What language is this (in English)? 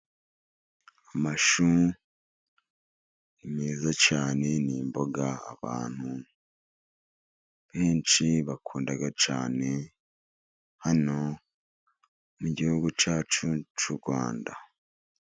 Kinyarwanda